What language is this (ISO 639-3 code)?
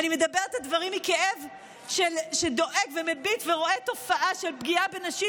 heb